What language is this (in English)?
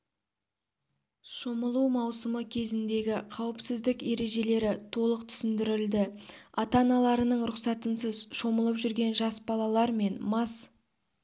Kazakh